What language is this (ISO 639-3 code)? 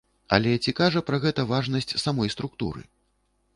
bel